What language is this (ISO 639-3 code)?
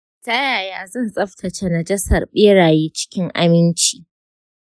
hau